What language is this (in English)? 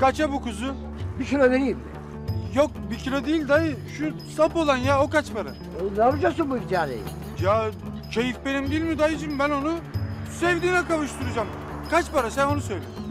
Turkish